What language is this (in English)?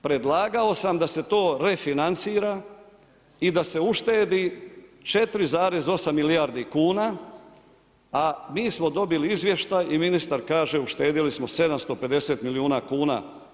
Croatian